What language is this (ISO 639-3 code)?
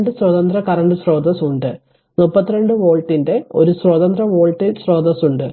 mal